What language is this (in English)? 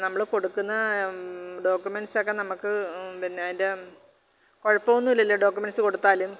Malayalam